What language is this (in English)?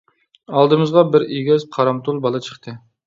Uyghur